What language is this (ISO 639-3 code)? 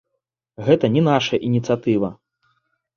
bel